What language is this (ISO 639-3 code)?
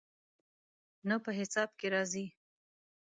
pus